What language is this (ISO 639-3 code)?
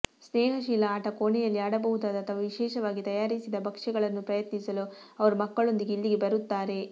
kan